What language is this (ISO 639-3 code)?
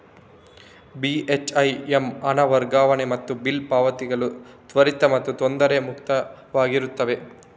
kan